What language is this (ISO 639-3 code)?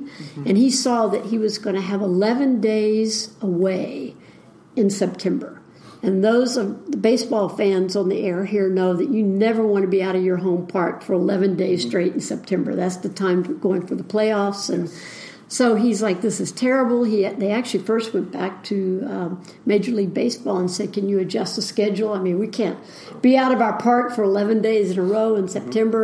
eng